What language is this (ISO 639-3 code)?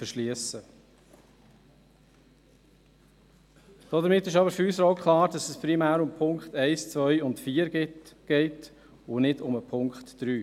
gsw